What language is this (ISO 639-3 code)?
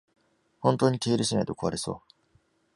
jpn